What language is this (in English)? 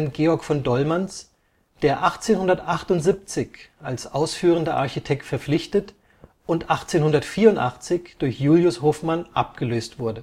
German